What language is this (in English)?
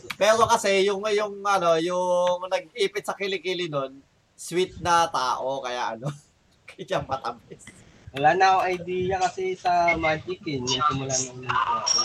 Filipino